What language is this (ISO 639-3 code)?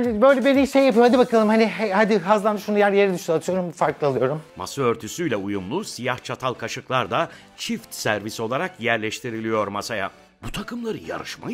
tur